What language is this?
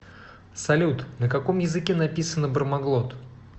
Russian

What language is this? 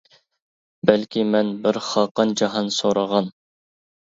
Uyghur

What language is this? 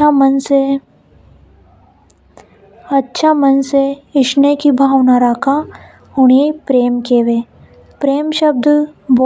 Hadothi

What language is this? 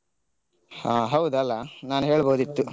Kannada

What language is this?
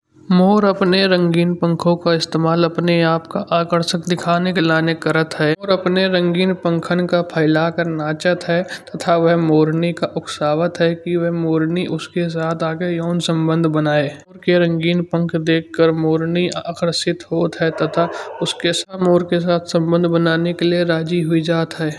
Kanauji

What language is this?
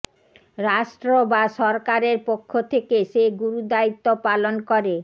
Bangla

